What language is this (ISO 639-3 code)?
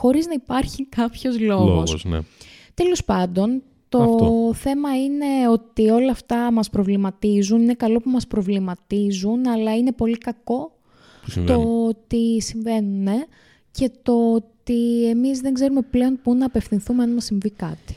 ell